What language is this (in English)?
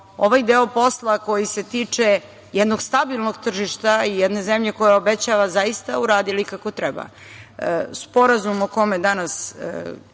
Serbian